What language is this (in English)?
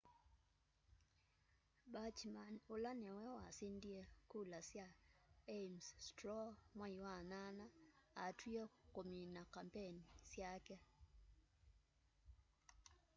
Kamba